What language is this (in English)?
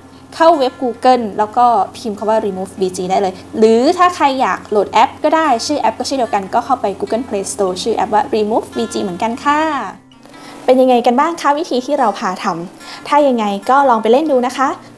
Thai